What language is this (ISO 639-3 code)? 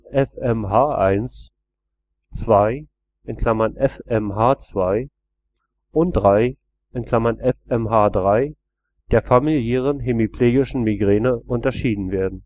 deu